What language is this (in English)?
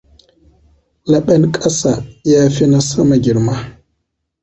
Hausa